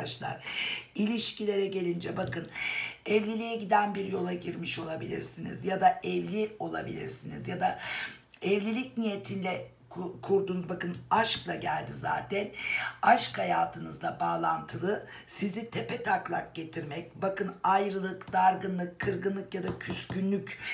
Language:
Turkish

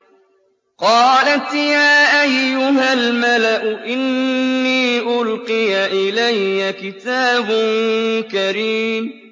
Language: Arabic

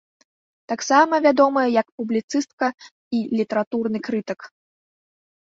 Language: Belarusian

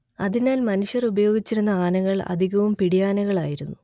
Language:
Malayalam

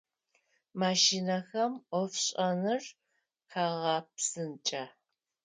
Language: Adyghe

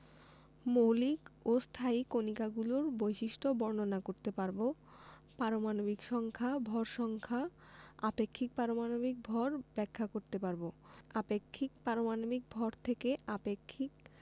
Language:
Bangla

